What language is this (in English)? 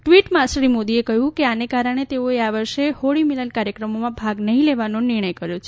Gujarati